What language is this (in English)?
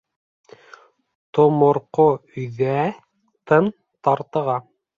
Bashkir